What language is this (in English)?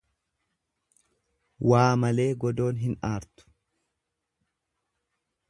Oromo